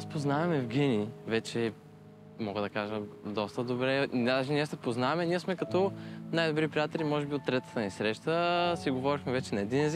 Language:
Bulgarian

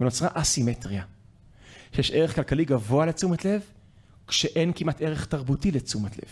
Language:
Hebrew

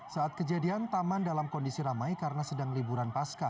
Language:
Indonesian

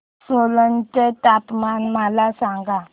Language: Marathi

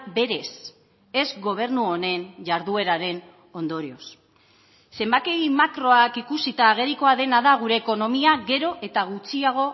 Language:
Basque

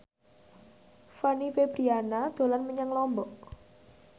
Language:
Javanese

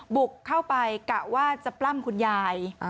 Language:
Thai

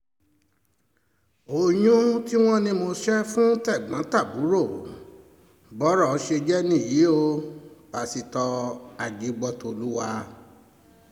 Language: Yoruba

